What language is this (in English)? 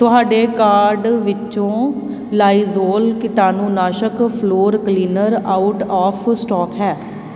Punjabi